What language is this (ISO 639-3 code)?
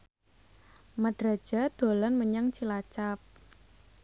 jav